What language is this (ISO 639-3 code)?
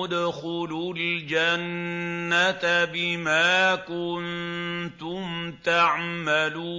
ara